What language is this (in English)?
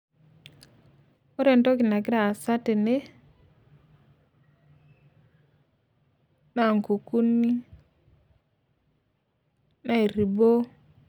Masai